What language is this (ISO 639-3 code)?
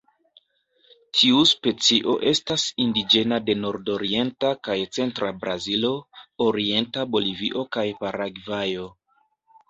epo